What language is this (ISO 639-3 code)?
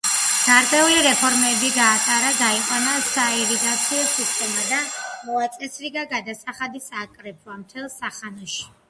kat